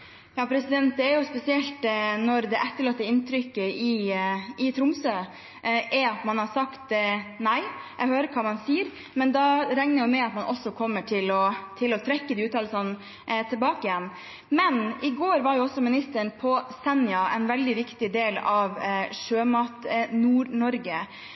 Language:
Norwegian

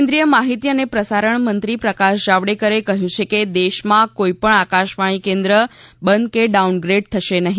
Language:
Gujarati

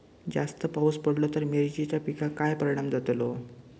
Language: Marathi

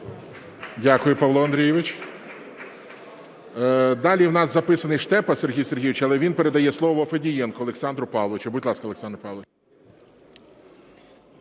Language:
Ukrainian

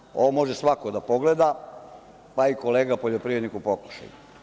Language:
Serbian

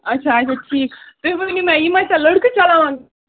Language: Kashmiri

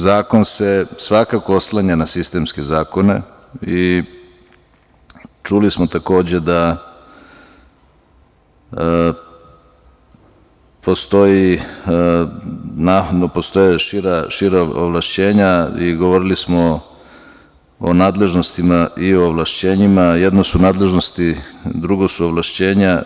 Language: Serbian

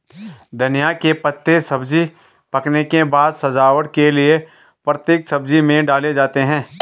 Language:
Hindi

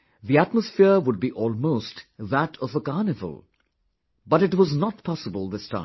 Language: English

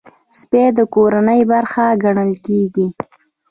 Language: Pashto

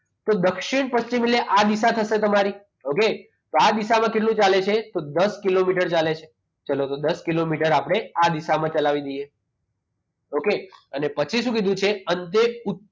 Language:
Gujarati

